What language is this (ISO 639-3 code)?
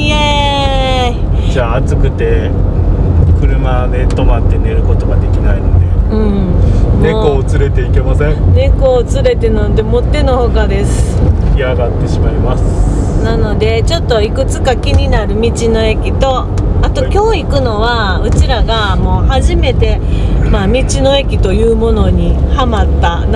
jpn